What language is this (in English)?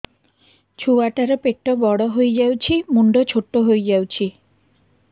Odia